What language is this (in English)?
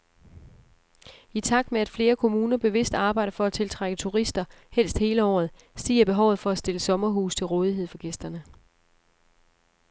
Danish